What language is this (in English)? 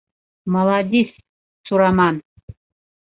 Bashkir